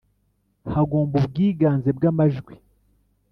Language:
Kinyarwanda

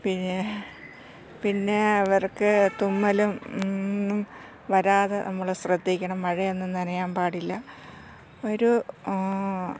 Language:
Malayalam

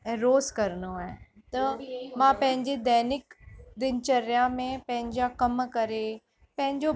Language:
Sindhi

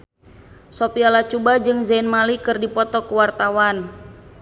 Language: Sundanese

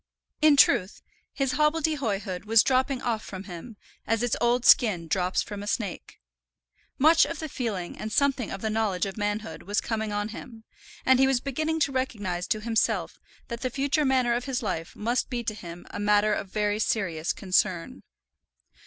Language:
English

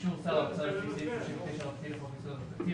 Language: Hebrew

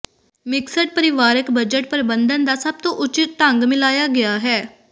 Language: Punjabi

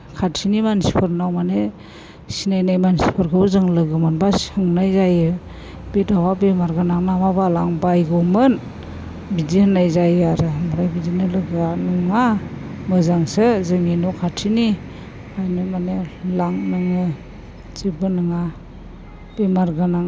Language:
Bodo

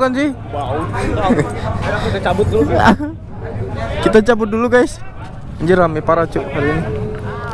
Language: Indonesian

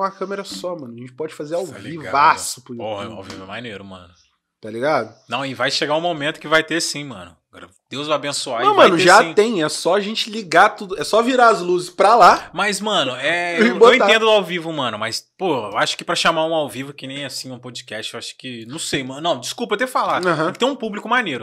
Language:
Portuguese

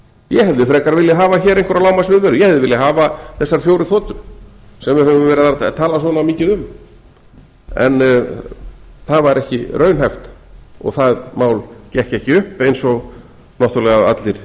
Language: Icelandic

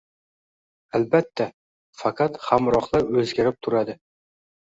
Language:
Uzbek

